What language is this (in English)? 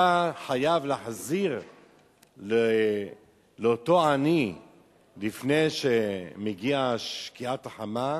Hebrew